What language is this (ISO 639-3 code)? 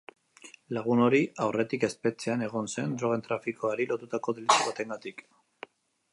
eus